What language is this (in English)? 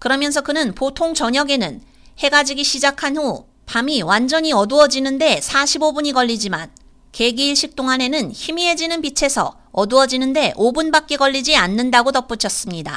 Korean